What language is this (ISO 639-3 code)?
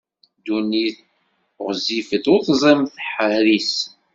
kab